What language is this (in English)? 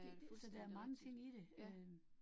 Danish